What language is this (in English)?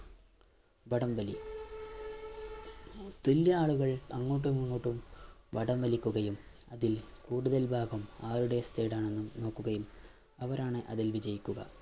Malayalam